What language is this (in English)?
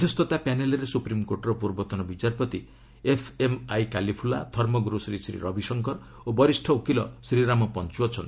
Odia